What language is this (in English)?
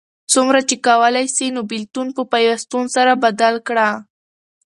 Pashto